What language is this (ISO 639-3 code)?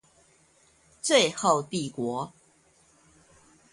zho